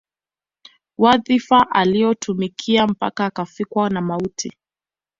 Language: Swahili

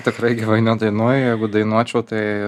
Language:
Lithuanian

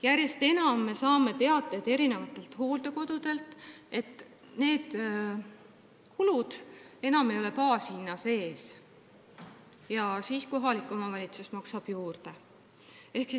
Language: Estonian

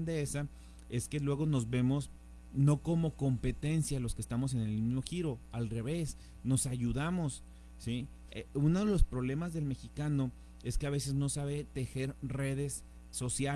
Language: Spanish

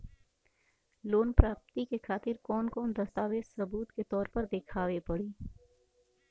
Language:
Bhojpuri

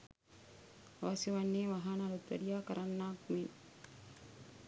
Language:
Sinhala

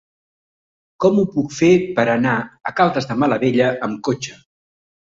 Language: Catalan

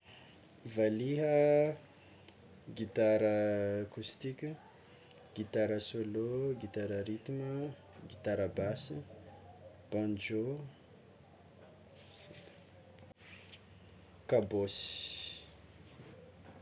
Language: Tsimihety Malagasy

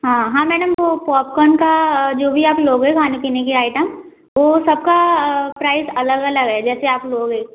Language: Hindi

